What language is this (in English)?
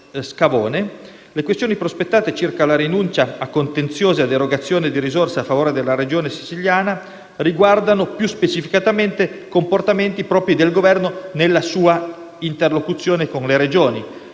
Italian